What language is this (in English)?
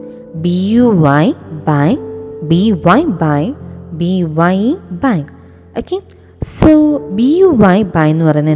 Malayalam